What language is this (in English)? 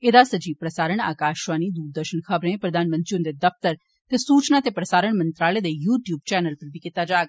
Dogri